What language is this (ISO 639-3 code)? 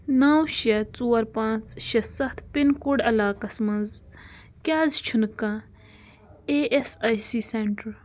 kas